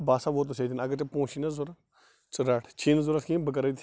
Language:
Kashmiri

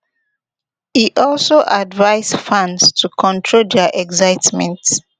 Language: Nigerian Pidgin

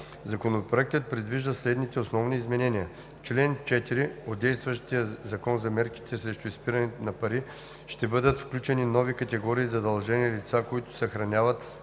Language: Bulgarian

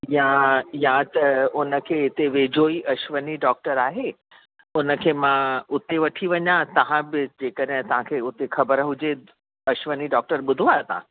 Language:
Sindhi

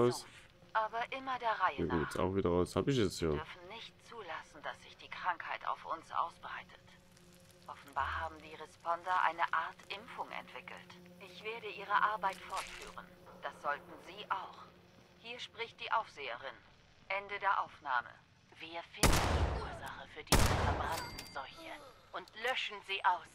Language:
German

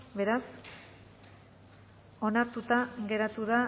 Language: Basque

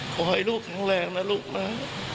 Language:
Thai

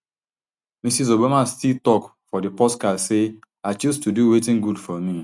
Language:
Nigerian Pidgin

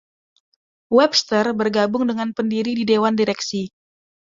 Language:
Indonesian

